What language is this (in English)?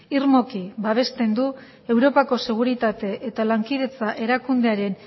Basque